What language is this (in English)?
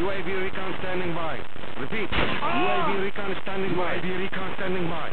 English